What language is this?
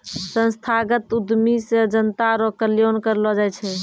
Maithili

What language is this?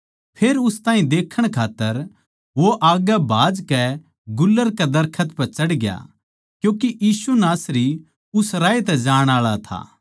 Haryanvi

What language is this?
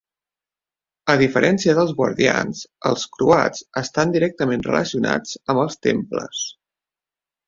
Catalan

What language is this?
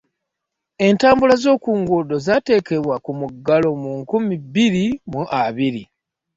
Ganda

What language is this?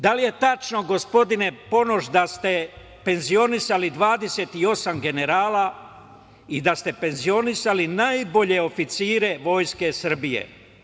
Serbian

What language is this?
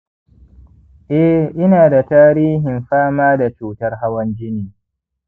Hausa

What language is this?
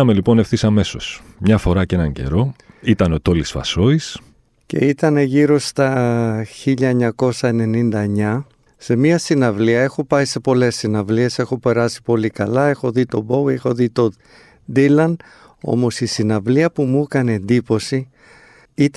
Greek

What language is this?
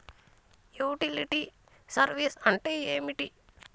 Telugu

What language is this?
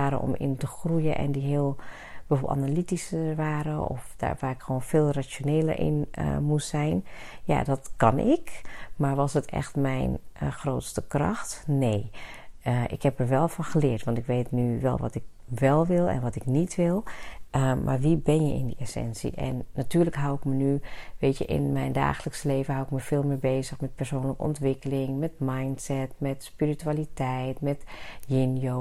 Dutch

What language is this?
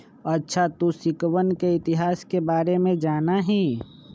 Magahi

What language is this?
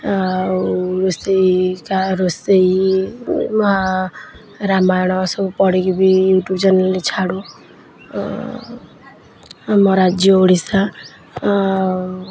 Odia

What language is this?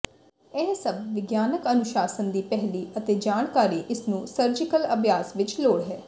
Punjabi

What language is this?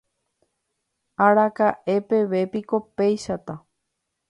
Guarani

